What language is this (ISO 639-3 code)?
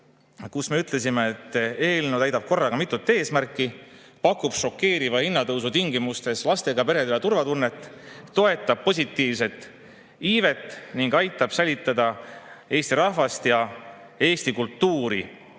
est